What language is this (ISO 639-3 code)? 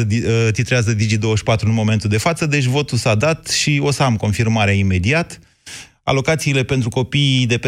ron